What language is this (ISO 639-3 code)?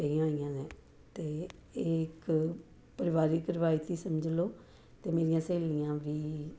pan